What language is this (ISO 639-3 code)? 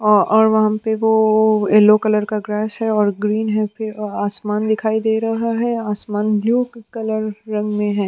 hin